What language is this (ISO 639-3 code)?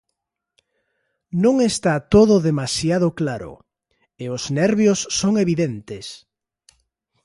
glg